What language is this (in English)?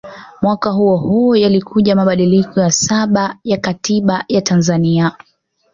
Swahili